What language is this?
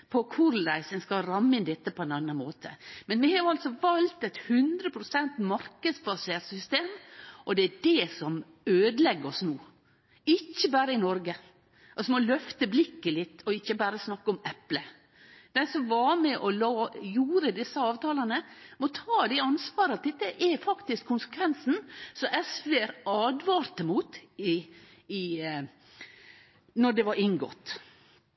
Norwegian Nynorsk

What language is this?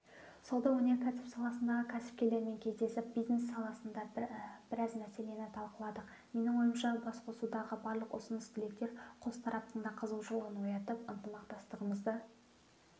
Kazakh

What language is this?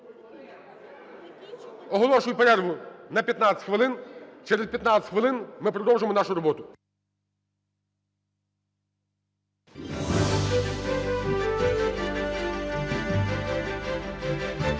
Ukrainian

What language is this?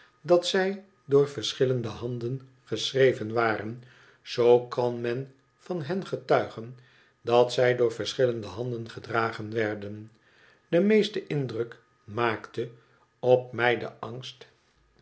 Dutch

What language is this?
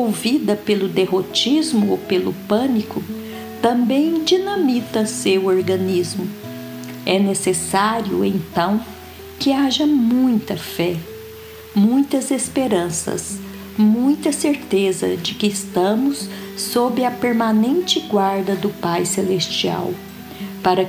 Portuguese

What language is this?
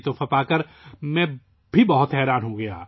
Urdu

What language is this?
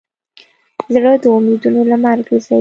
Pashto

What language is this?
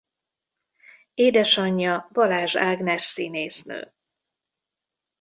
Hungarian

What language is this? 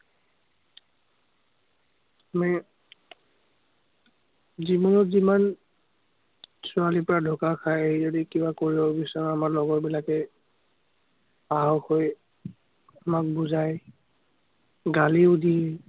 Assamese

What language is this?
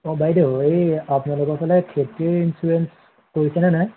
Assamese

